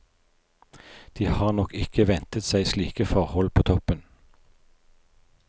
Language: Norwegian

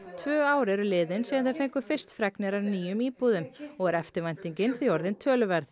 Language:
Icelandic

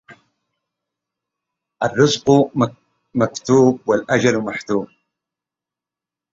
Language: Arabic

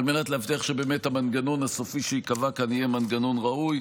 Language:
Hebrew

